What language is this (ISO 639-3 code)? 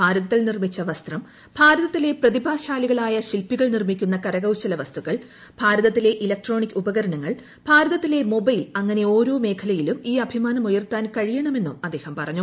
mal